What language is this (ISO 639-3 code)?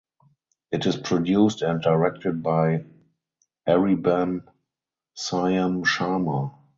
eng